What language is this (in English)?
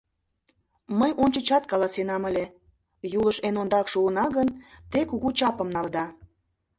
Mari